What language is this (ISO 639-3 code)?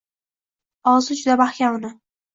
uzb